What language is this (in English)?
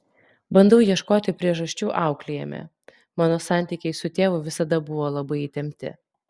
Lithuanian